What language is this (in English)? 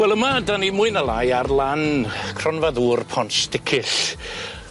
Welsh